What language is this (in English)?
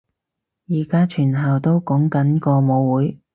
Cantonese